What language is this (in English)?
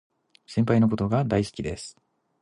Japanese